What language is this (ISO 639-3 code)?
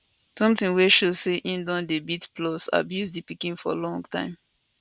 pcm